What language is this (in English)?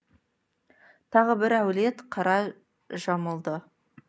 Kazakh